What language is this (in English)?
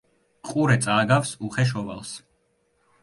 Georgian